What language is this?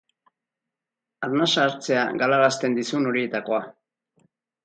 Basque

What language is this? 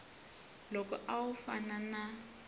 Tsonga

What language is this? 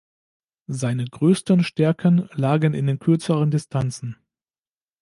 German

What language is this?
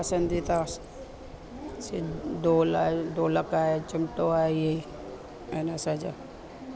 Sindhi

